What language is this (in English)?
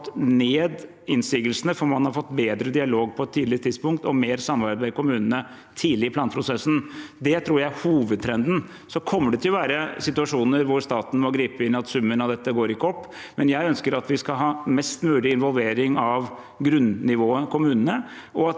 Norwegian